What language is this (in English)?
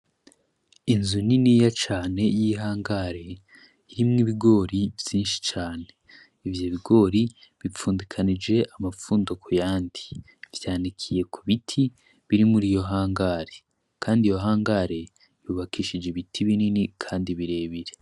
Rundi